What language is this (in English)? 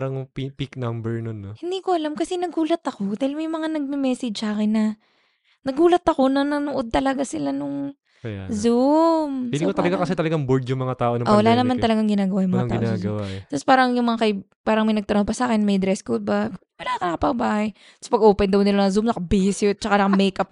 Filipino